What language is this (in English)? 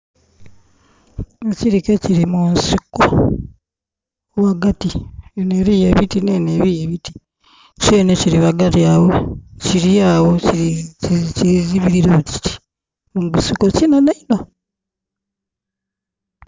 Soga